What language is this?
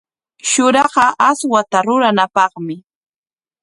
Corongo Ancash Quechua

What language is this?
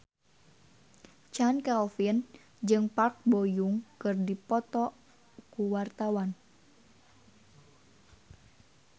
Sundanese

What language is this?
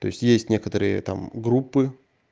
Russian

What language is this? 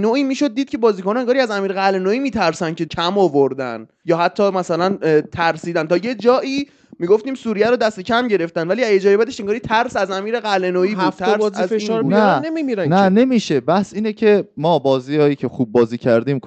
Persian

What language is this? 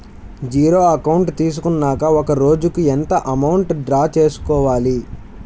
Telugu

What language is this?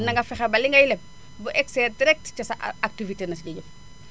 Wolof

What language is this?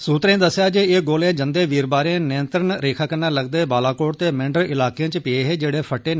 Dogri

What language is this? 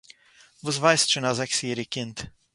Yiddish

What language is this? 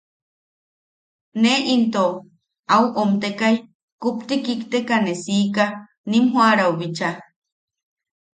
Yaqui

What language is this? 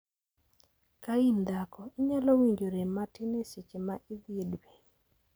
Luo (Kenya and Tanzania)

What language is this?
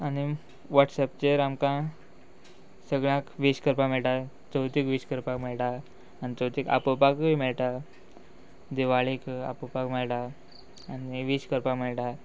Konkani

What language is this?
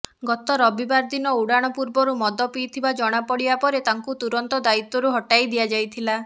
Odia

